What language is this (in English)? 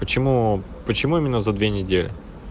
Russian